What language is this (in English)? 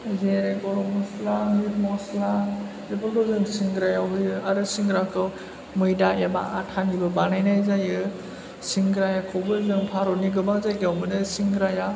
Bodo